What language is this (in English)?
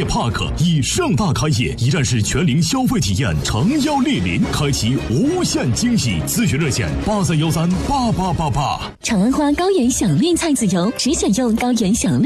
Chinese